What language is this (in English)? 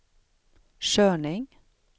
Swedish